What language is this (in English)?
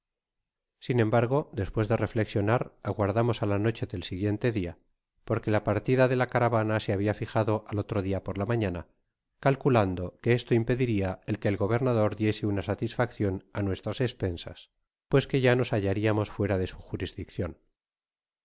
Spanish